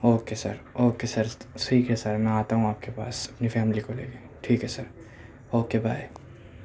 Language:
Urdu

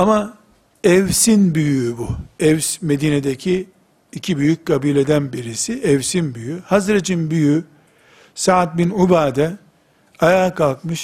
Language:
Turkish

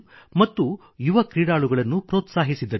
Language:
Kannada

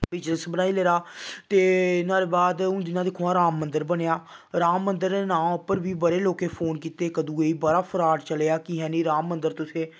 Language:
Dogri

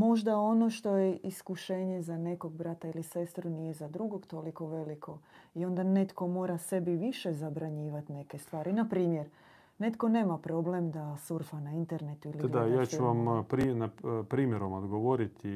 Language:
Croatian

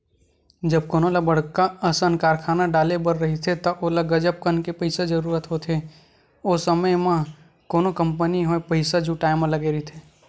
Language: Chhattisgarhi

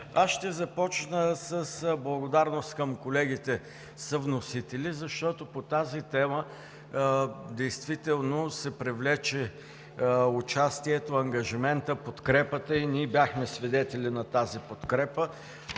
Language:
Bulgarian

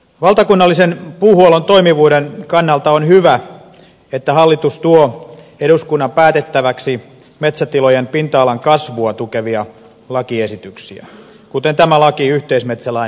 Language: Finnish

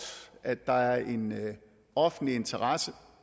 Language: Danish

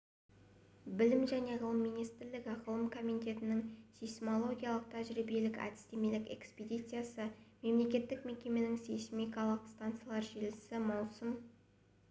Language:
Kazakh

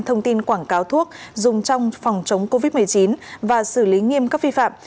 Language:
Vietnamese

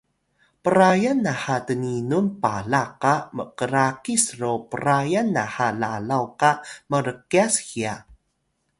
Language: Atayal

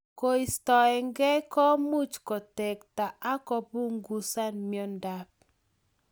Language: Kalenjin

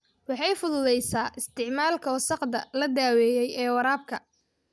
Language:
Somali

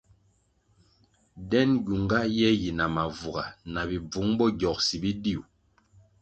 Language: Kwasio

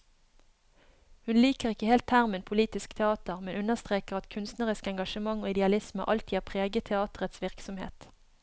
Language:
Norwegian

